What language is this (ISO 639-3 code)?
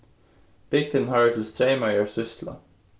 fao